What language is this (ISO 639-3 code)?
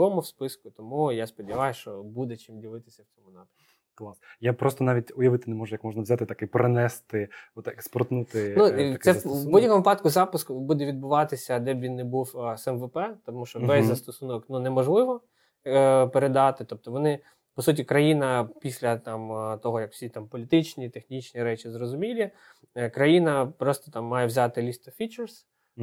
ukr